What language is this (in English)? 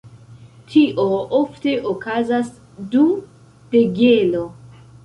Esperanto